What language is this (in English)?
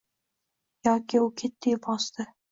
Uzbek